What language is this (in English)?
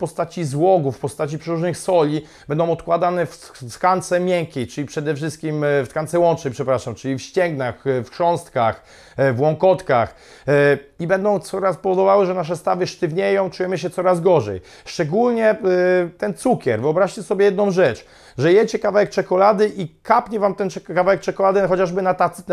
Polish